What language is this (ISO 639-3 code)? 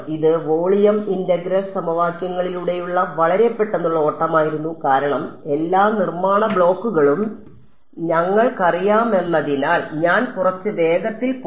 mal